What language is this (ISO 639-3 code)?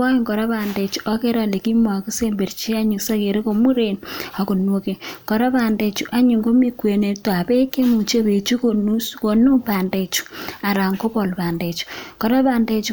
kln